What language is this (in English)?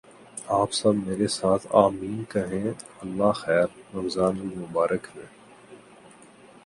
Urdu